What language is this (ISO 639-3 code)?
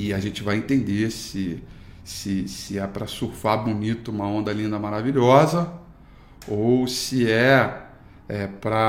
por